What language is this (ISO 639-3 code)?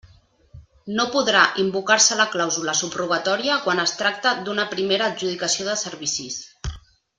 cat